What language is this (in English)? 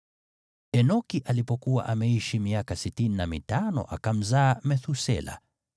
Swahili